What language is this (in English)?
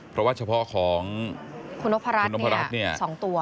Thai